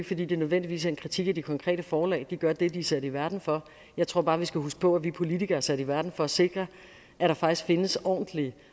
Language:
Danish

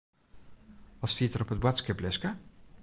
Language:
Western Frisian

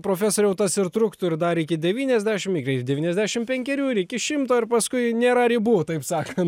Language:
Lithuanian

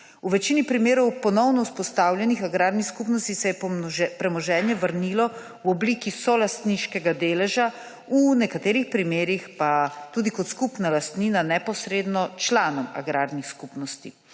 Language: Slovenian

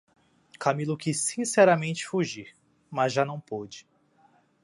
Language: Portuguese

